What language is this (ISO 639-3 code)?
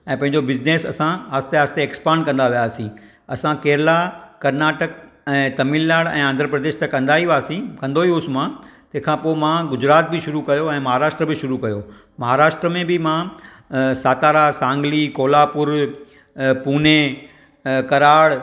snd